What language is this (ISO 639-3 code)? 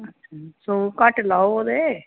doi